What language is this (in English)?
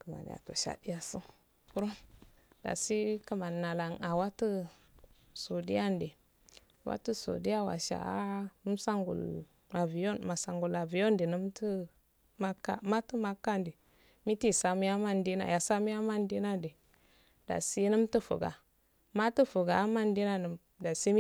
Afade